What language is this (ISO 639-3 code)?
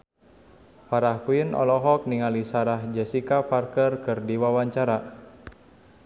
sun